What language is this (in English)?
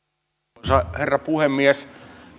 Finnish